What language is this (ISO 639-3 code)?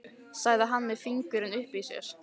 isl